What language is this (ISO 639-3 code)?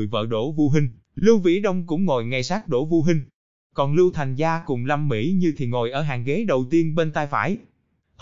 vie